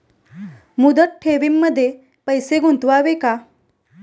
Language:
Marathi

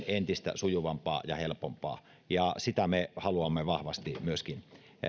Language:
Finnish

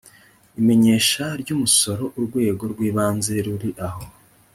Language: Kinyarwanda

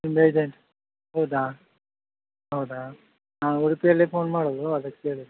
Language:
Kannada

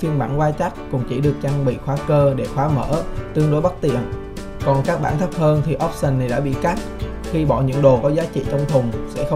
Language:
Vietnamese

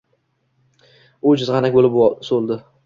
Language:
Uzbek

